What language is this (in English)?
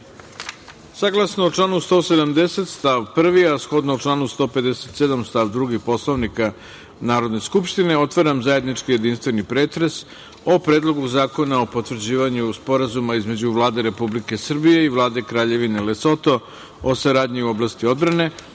Serbian